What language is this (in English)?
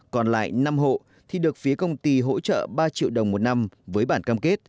Vietnamese